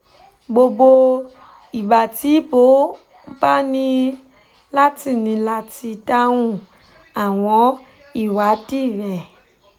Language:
Yoruba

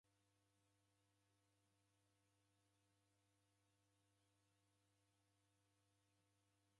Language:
Taita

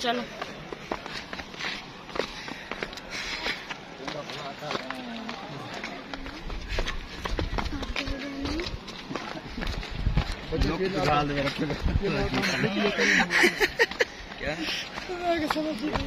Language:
Arabic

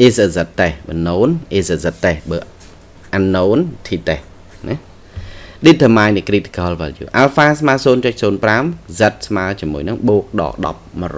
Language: Vietnamese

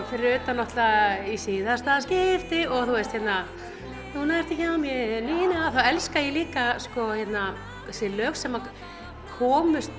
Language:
Icelandic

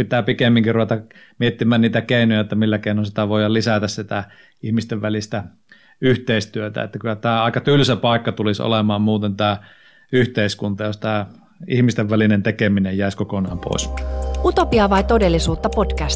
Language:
Finnish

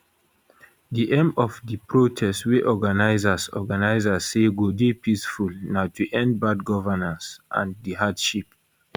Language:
Nigerian Pidgin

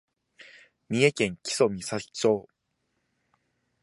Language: Japanese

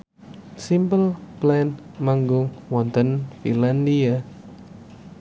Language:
Javanese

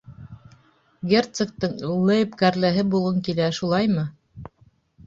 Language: Bashkir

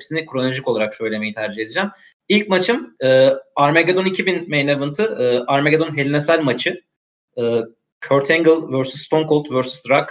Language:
Turkish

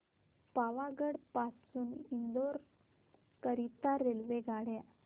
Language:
Marathi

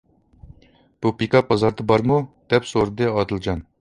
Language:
Uyghur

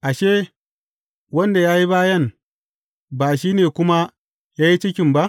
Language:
Hausa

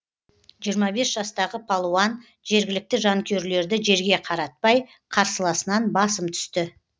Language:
Kazakh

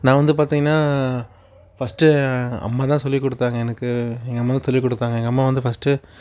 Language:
Tamil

